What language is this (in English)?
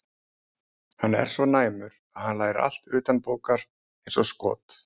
Icelandic